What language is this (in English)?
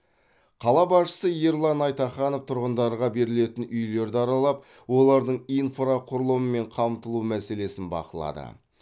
Kazakh